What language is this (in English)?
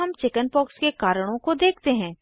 Hindi